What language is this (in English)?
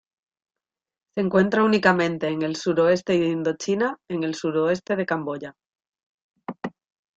Spanish